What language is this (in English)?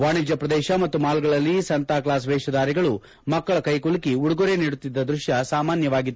Kannada